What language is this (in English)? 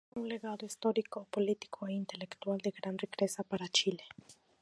Spanish